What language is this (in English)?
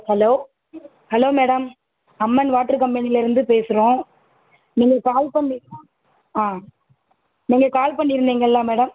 Tamil